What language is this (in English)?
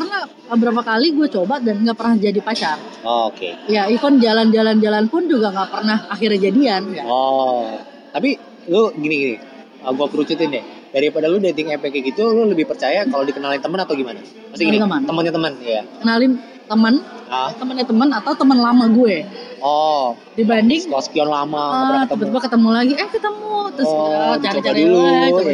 Indonesian